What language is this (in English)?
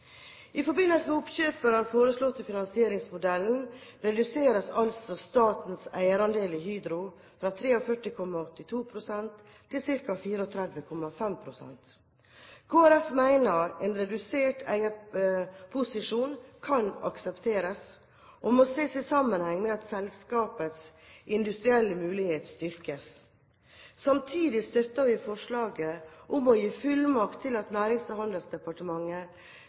Norwegian Bokmål